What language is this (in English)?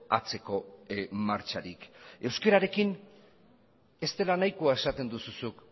Basque